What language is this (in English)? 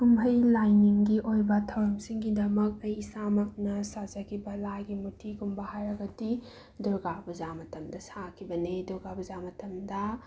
Manipuri